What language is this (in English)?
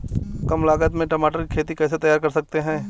Hindi